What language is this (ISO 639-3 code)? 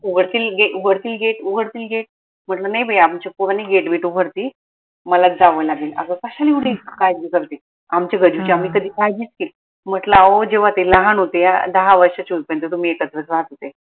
mar